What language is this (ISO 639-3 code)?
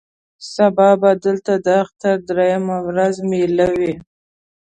pus